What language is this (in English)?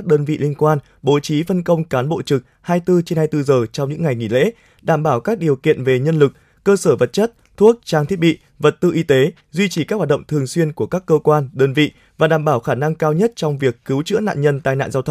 Vietnamese